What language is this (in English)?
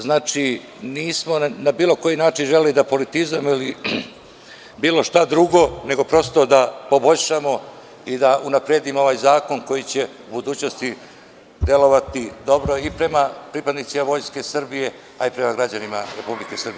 Serbian